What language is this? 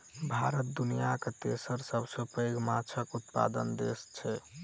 Maithili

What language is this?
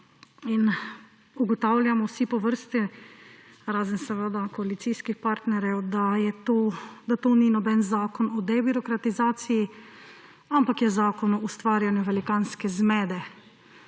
Slovenian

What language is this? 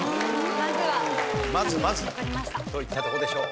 Japanese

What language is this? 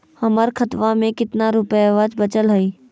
Magahi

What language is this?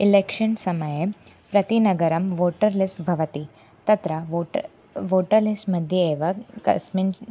Sanskrit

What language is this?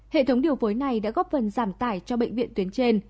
Vietnamese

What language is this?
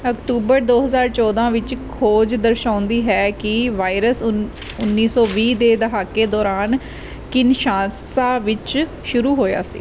Punjabi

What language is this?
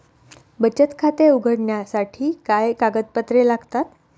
Marathi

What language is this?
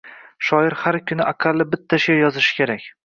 Uzbek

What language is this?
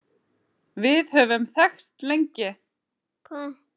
Icelandic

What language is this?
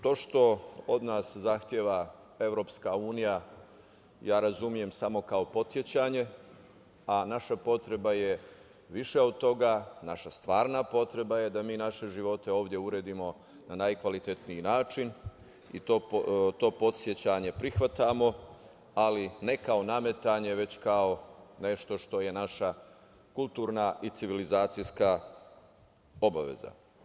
Serbian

